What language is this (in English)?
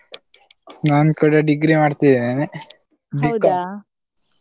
Kannada